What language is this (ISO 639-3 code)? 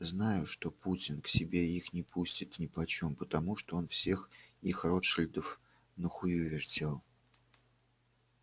rus